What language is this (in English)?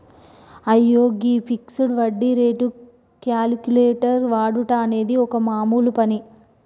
Telugu